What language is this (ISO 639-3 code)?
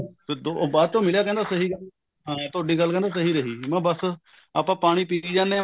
pan